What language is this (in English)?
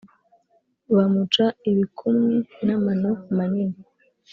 Kinyarwanda